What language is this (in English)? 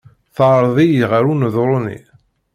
Kabyle